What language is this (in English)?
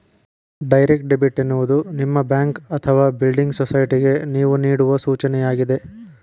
Kannada